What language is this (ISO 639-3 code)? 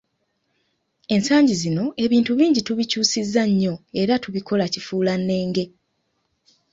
lug